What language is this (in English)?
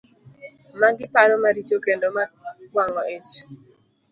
Luo (Kenya and Tanzania)